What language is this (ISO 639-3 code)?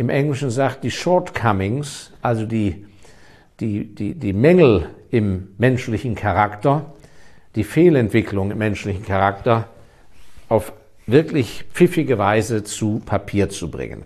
deu